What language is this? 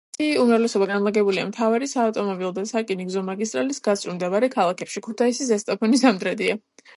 Georgian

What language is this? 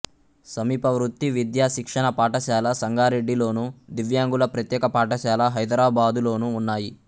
Telugu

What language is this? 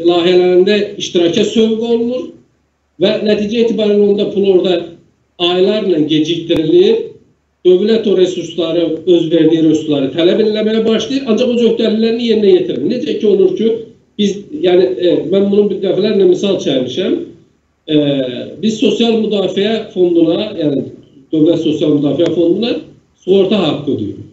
Turkish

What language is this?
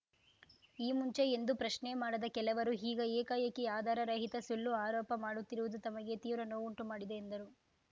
Kannada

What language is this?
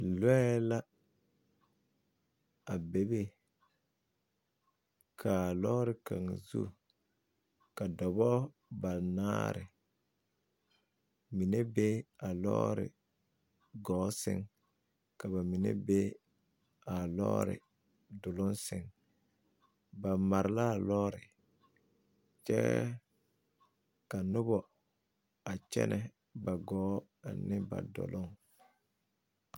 Southern Dagaare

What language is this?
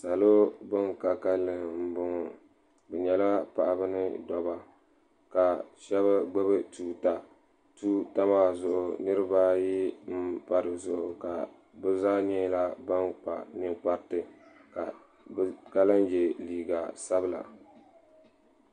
Dagbani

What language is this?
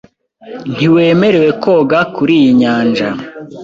Kinyarwanda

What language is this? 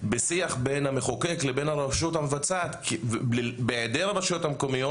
Hebrew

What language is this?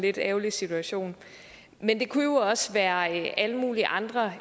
Danish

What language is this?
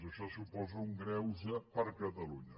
Catalan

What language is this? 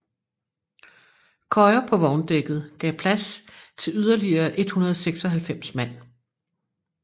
Danish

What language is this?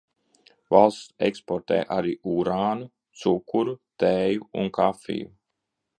Latvian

